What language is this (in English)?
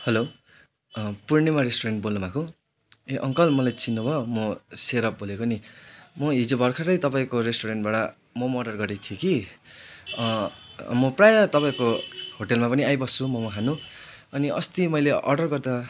Nepali